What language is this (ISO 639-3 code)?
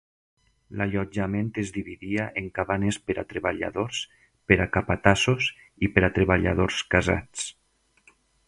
cat